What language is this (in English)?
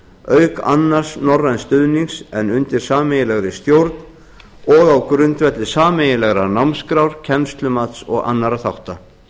Icelandic